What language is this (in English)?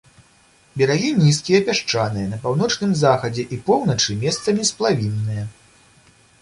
Belarusian